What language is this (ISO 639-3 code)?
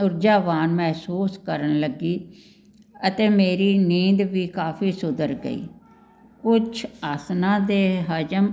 pan